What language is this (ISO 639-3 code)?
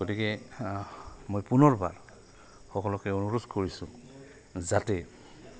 asm